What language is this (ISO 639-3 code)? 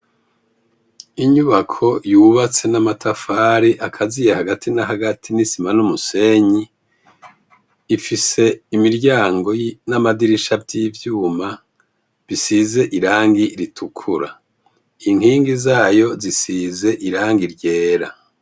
run